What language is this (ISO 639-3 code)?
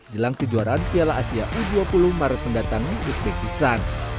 ind